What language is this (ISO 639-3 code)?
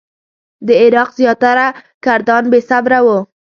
pus